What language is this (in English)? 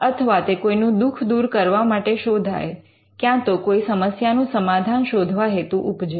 Gujarati